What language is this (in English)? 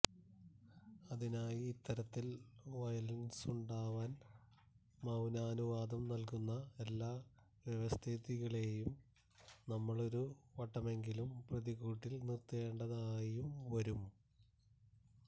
Malayalam